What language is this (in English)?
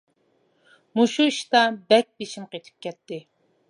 Uyghur